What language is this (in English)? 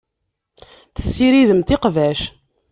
Kabyle